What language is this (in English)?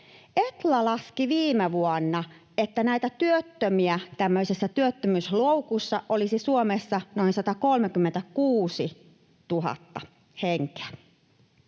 Finnish